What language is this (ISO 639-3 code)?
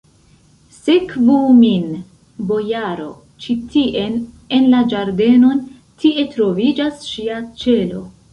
epo